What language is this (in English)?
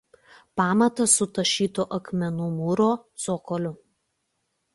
Lithuanian